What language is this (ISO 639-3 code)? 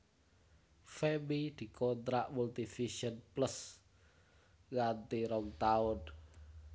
jav